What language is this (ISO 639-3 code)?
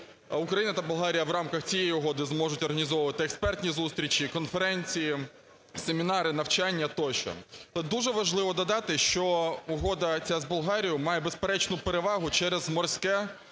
ukr